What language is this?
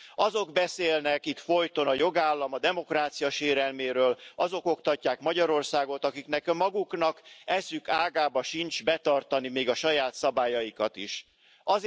Hungarian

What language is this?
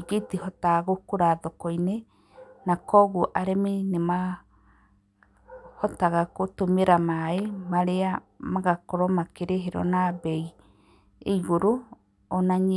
Kikuyu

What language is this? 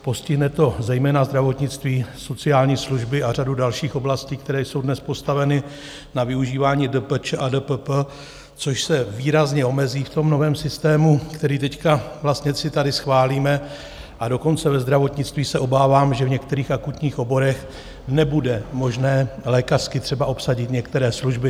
Czech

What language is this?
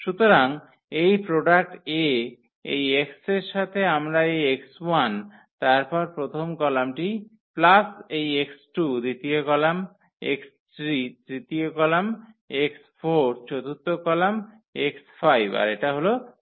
Bangla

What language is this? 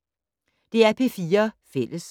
Danish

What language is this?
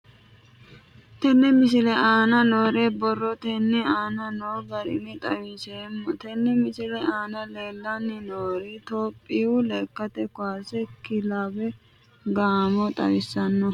Sidamo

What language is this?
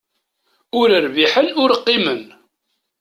Kabyle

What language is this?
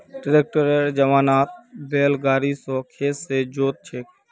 Magahi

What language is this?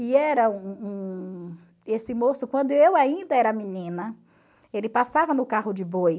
Portuguese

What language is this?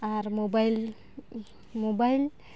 Santali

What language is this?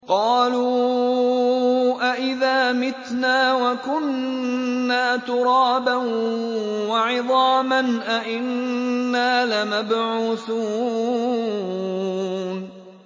Arabic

